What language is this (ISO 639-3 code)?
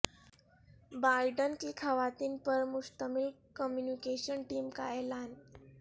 urd